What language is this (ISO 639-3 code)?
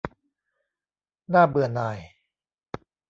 tha